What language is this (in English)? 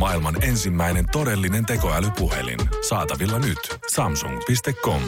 Finnish